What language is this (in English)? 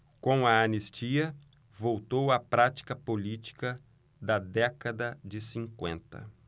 Portuguese